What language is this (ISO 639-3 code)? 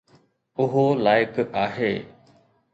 snd